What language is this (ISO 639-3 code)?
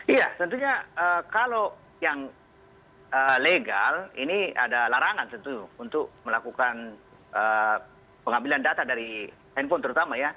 ind